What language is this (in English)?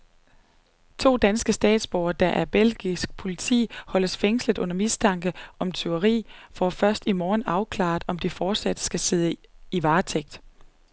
Danish